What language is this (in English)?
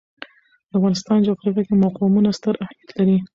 Pashto